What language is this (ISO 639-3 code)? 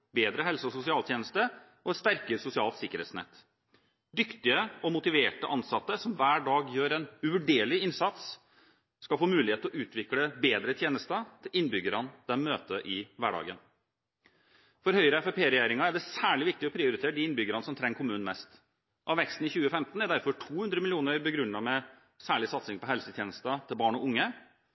nob